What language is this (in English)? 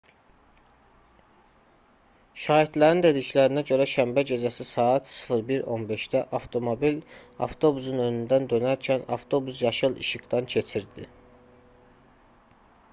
Azerbaijani